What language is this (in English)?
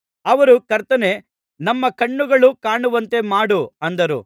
Kannada